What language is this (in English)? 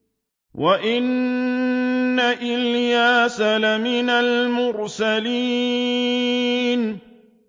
Arabic